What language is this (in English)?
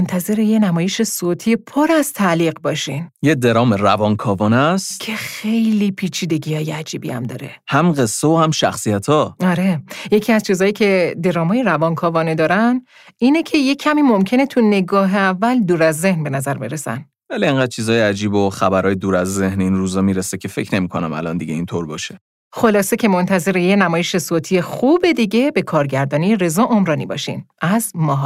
Persian